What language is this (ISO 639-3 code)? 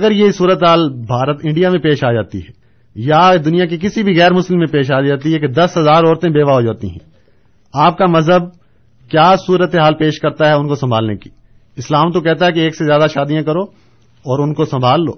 urd